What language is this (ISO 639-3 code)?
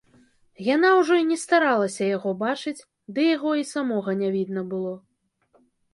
bel